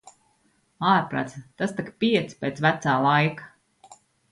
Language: Latvian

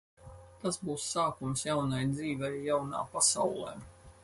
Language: Latvian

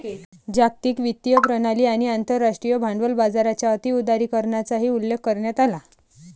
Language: Marathi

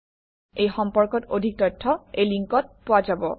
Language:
Assamese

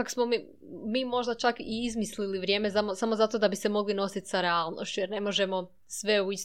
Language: Croatian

